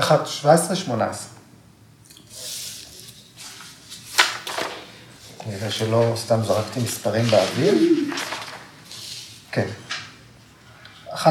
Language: Hebrew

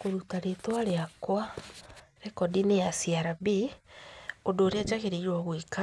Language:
Kikuyu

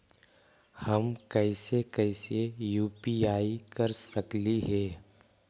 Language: Magahi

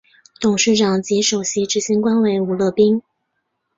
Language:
Chinese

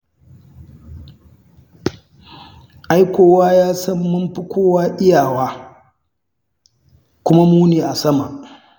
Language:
Hausa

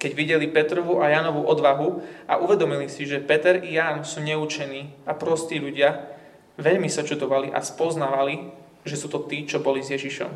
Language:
Slovak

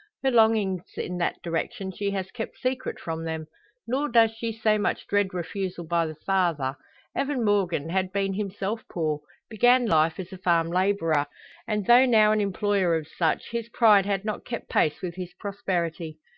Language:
English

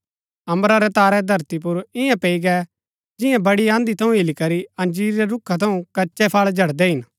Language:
Gaddi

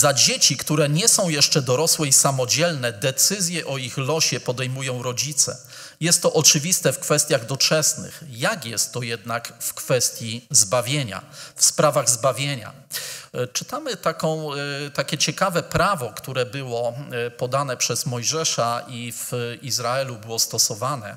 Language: Polish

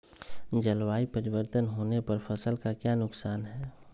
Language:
Magahi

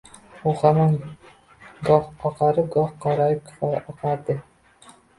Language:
Uzbek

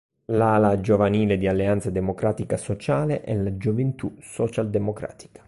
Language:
Italian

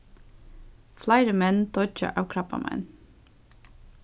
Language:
Faroese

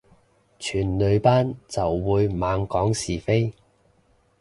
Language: Cantonese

